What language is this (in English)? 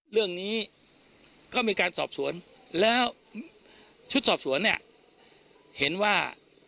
Thai